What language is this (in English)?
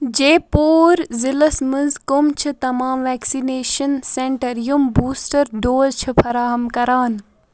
Kashmiri